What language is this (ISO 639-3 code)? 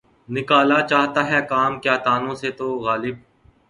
urd